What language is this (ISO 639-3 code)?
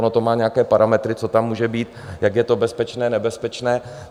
ces